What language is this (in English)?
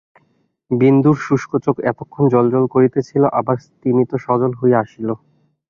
Bangla